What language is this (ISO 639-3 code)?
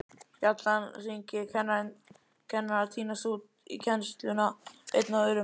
isl